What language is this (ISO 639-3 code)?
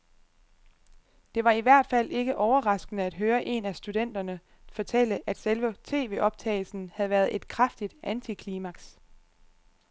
dan